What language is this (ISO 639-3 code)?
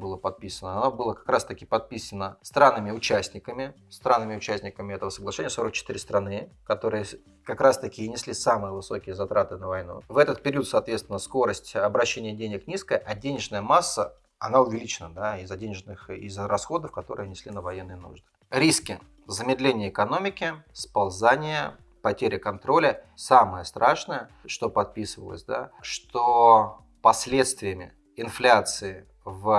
rus